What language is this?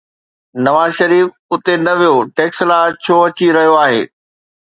Sindhi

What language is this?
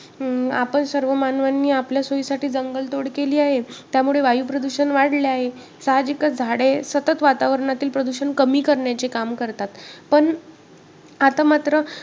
Marathi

